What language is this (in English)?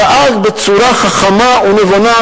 Hebrew